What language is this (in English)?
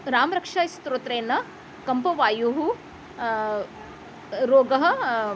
Sanskrit